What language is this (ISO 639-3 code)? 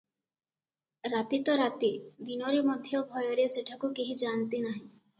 ori